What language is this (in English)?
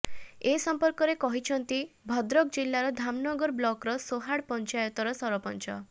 Odia